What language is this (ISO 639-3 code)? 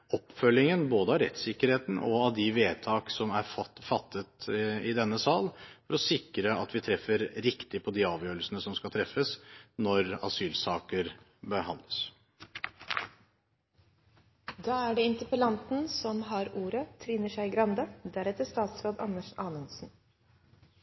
nob